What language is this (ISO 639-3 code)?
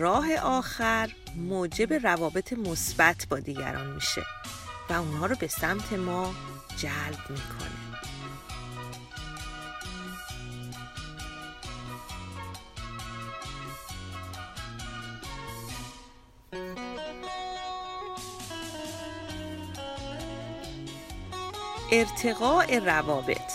fas